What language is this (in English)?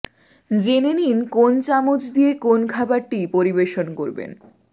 Bangla